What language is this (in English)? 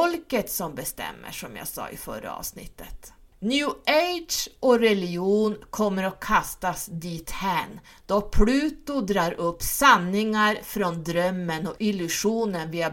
Swedish